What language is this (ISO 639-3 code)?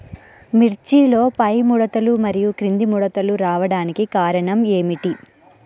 tel